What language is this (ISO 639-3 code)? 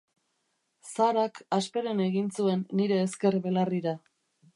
eus